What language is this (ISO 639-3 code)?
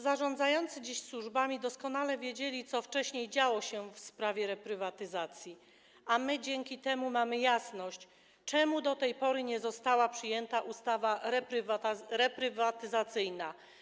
pol